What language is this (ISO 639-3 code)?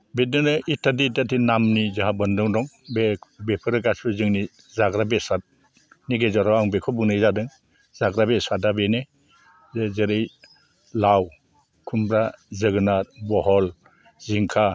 brx